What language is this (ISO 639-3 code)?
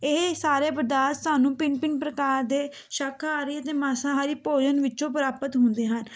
pan